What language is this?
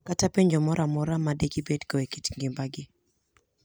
Luo (Kenya and Tanzania)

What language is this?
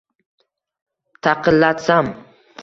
Uzbek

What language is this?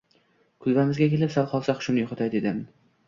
Uzbek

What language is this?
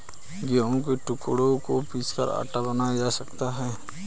Hindi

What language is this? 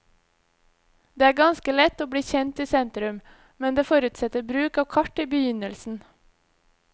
Norwegian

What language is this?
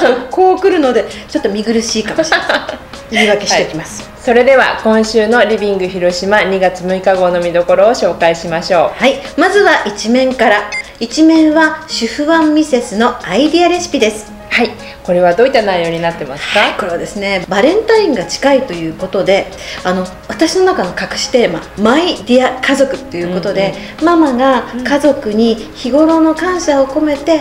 Japanese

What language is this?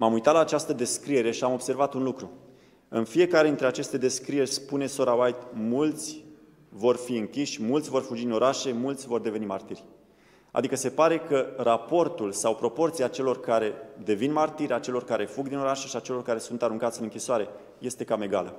Romanian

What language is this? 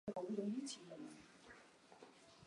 Chinese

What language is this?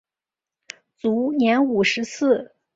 Chinese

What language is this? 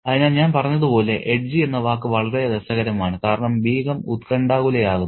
Malayalam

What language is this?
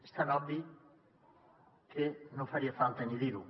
Catalan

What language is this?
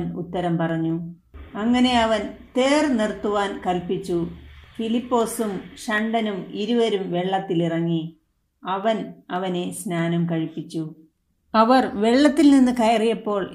Malayalam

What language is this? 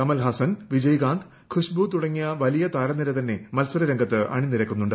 Malayalam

